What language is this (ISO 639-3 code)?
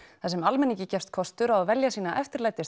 isl